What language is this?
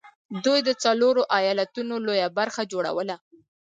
Pashto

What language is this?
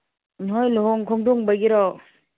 Manipuri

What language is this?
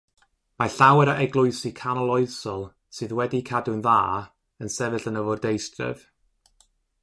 Welsh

